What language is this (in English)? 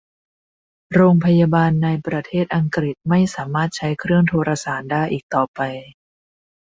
Thai